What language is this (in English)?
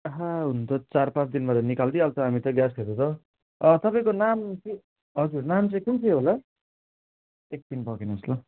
Nepali